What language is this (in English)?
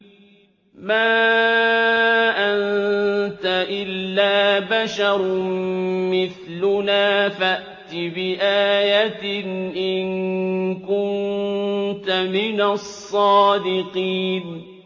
Arabic